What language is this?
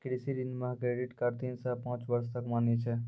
Maithili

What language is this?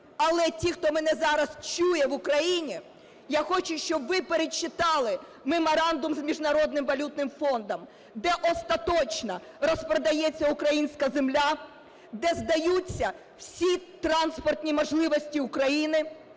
Ukrainian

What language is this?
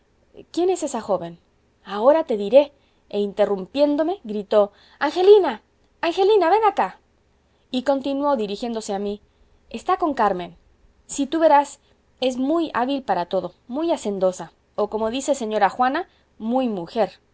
Spanish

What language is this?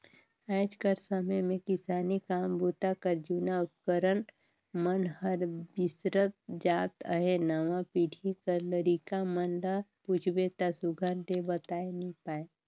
Chhattisgarhi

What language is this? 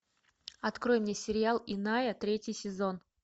Russian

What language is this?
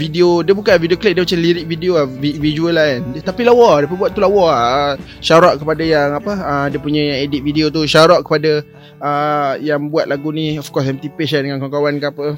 Malay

